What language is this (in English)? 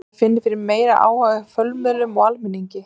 Icelandic